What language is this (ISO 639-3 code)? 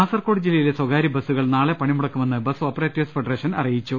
mal